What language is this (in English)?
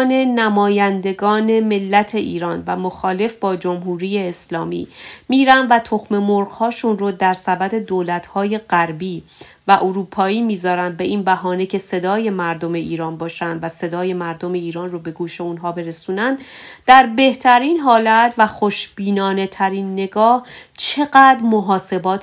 Persian